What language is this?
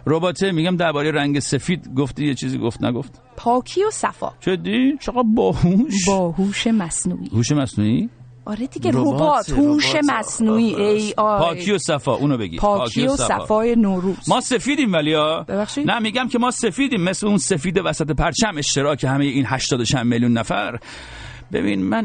Persian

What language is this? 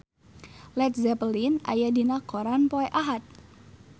Sundanese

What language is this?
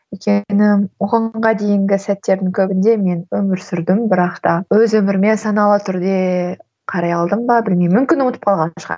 Kazakh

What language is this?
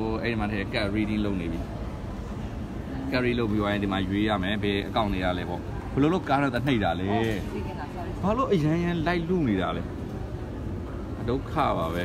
Thai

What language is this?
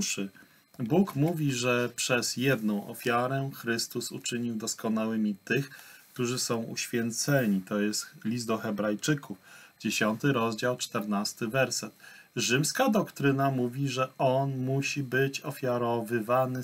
Polish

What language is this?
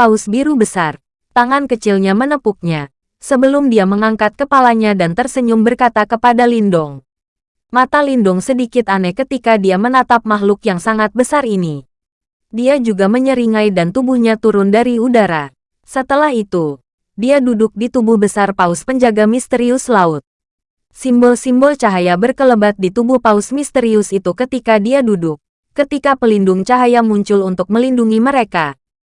Indonesian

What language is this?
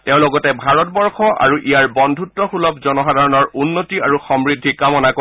Assamese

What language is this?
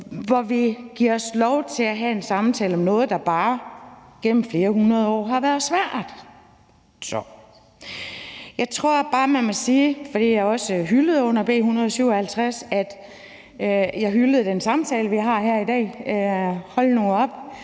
Danish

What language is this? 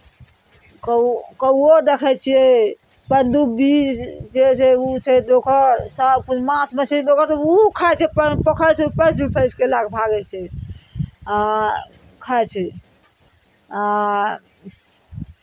Maithili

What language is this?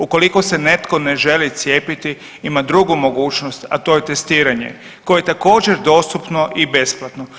Croatian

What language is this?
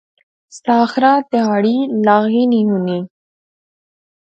Pahari-Potwari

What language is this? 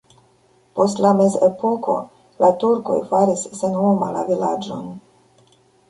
Esperanto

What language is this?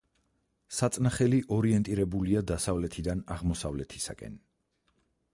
Georgian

